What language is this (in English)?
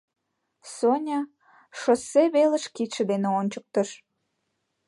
Mari